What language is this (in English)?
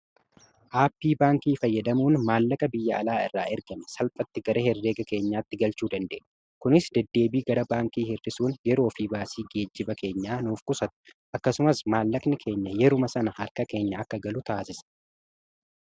Oromo